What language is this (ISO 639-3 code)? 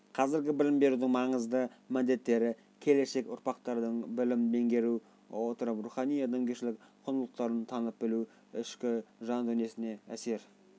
kaz